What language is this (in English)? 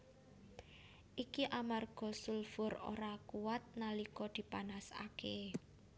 Javanese